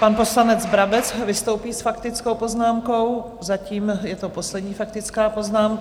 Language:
Czech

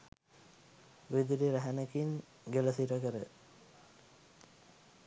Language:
Sinhala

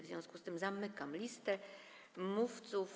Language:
Polish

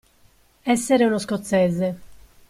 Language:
Italian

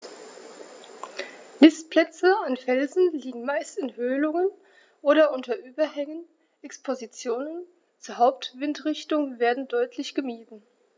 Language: German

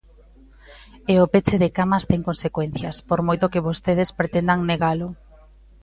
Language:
Galician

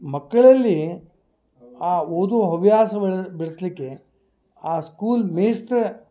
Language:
Kannada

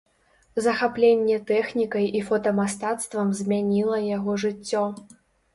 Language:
Belarusian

